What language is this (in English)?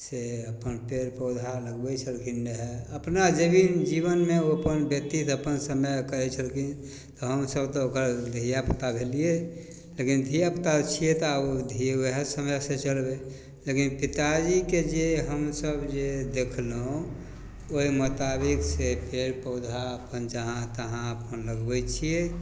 Maithili